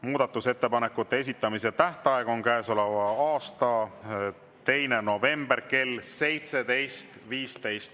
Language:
Estonian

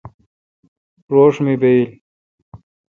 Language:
Kalkoti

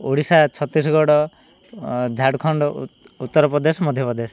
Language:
Odia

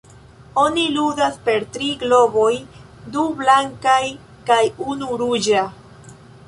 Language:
Esperanto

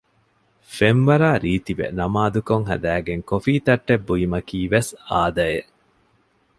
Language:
Divehi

